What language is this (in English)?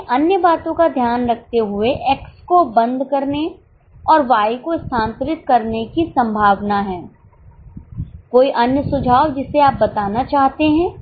Hindi